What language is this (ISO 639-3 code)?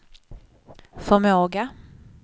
swe